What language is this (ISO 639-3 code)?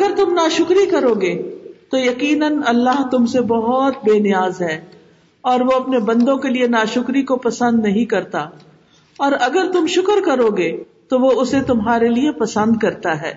urd